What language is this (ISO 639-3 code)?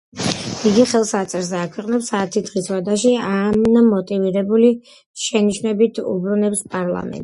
kat